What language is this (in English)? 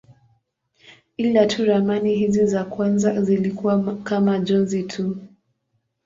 Swahili